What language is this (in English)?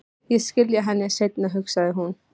Icelandic